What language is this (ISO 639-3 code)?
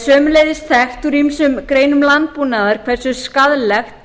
isl